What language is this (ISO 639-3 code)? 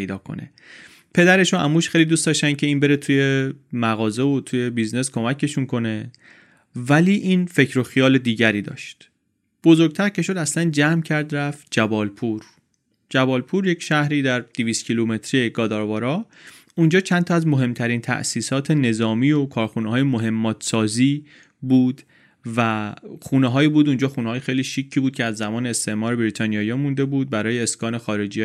fas